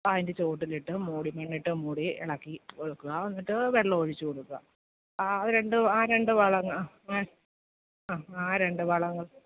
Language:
Malayalam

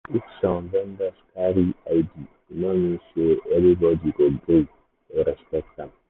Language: Nigerian Pidgin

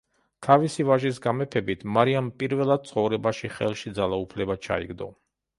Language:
Georgian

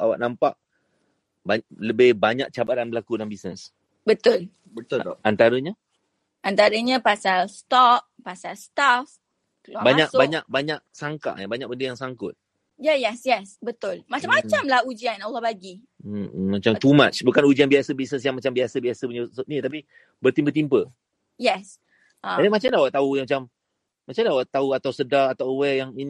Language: Malay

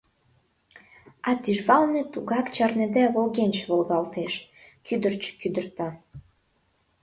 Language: Mari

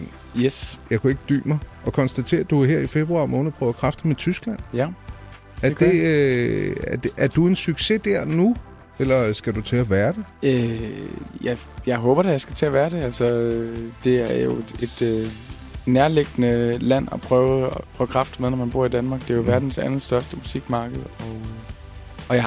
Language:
Danish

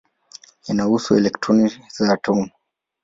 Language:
Swahili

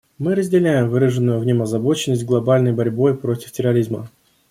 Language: Russian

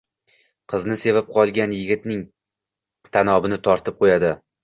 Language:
Uzbek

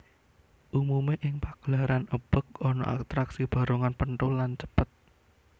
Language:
Javanese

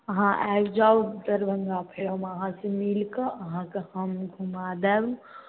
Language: Maithili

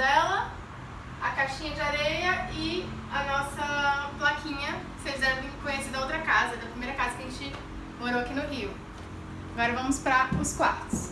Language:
Portuguese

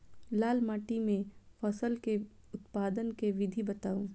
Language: Maithili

